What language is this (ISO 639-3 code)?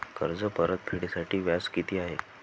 mar